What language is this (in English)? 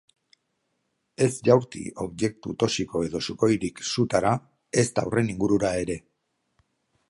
Basque